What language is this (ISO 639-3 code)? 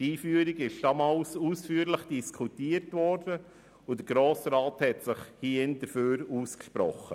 gsw